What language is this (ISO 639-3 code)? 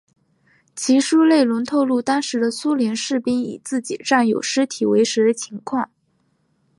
zho